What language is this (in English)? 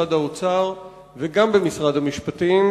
Hebrew